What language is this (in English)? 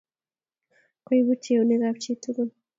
Kalenjin